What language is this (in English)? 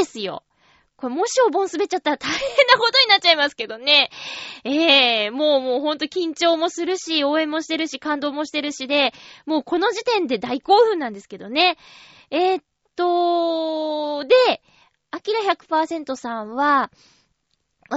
Japanese